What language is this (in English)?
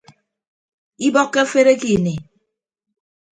Ibibio